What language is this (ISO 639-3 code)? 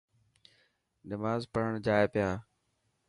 mki